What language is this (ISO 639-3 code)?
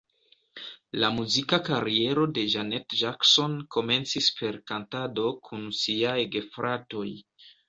epo